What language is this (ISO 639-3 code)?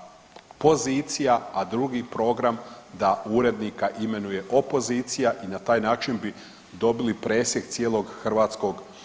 hrv